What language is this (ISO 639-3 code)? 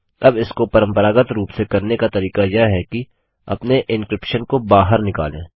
hin